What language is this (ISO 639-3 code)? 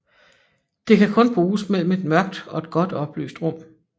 dan